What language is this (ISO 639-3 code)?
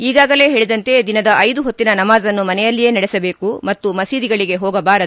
kan